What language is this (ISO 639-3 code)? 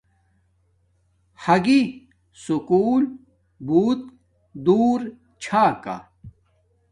dmk